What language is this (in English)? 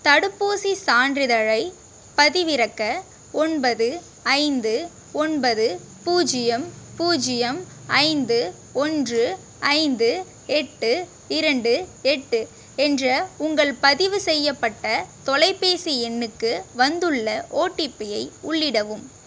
Tamil